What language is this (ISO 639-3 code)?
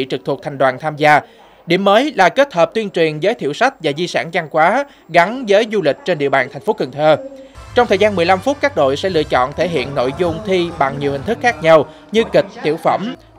vie